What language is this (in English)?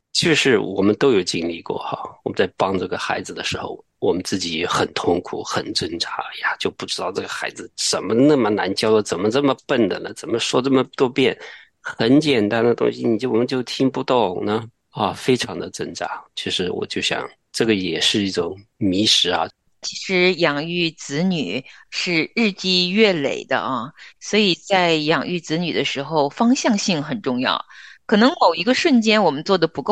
Chinese